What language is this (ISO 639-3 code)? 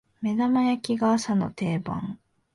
jpn